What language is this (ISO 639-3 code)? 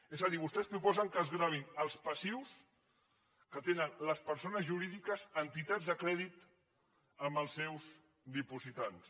cat